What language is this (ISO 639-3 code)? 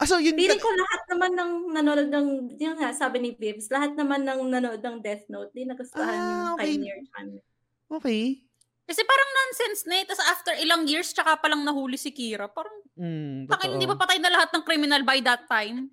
fil